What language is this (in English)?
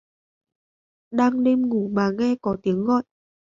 Vietnamese